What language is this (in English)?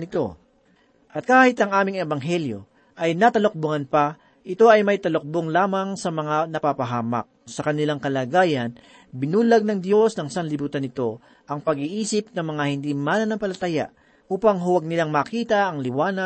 Filipino